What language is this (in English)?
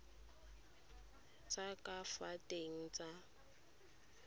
Tswana